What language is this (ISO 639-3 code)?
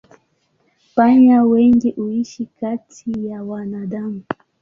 swa